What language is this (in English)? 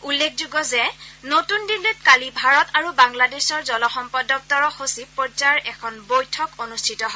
Assamese